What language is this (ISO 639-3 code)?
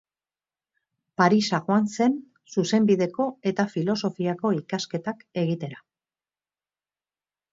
eus